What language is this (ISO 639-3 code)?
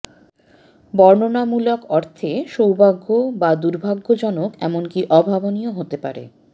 ben